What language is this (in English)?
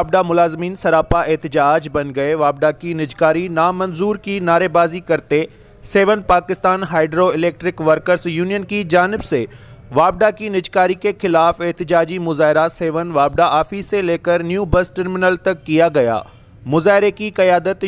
Hindi